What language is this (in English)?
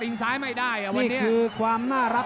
Thai